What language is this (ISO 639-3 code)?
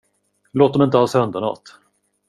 swe